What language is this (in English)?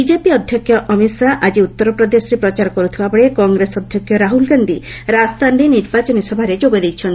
Odia